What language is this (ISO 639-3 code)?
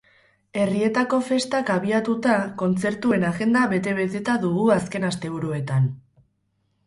eus